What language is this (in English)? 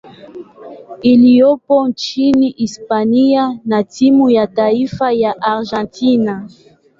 Swahili